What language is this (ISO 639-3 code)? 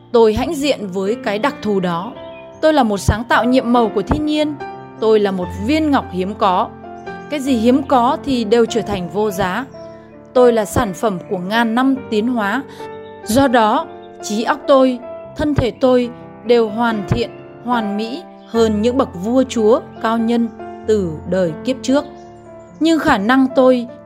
vie